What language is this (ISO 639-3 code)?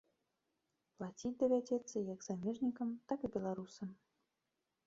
bel